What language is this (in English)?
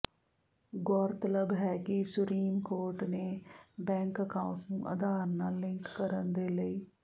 Punjabi